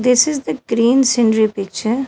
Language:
English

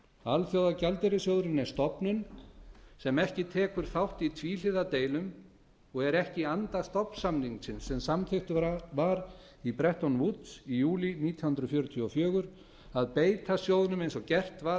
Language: Icelandic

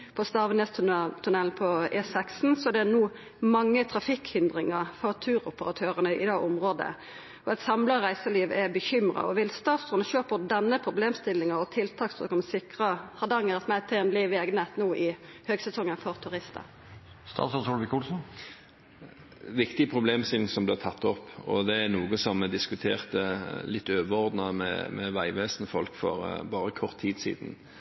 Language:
Norwegian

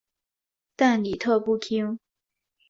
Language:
Chinese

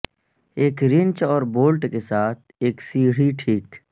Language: Urdu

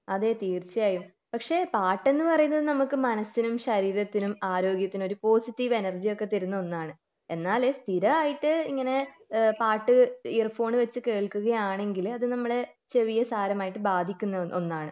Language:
Malayalam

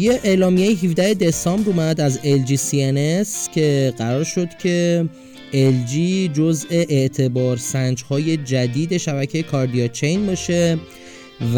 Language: Persian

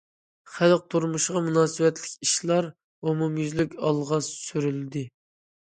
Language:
Uyghur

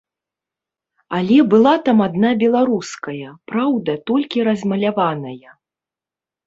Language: Belarusian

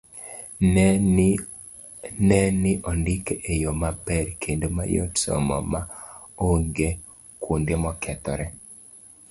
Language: Luo (Kenya and Tanzania)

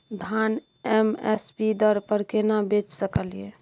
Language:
Maithili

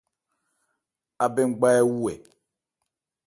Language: Ebrié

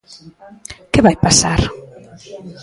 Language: Galician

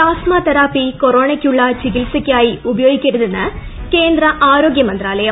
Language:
Malayalam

